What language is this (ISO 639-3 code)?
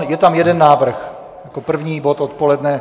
ces